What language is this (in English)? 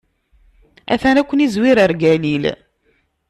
Kabyle